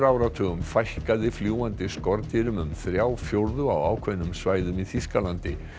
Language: Icelandic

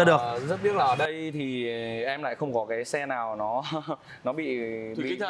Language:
Vietnamese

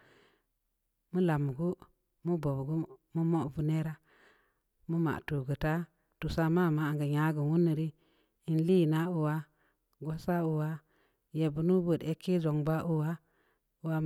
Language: Samba Leko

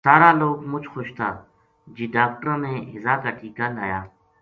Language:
Gujari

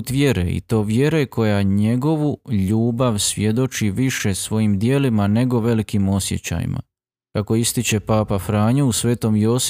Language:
Croatian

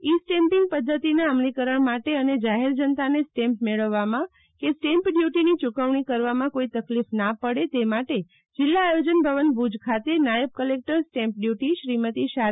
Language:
Gujarati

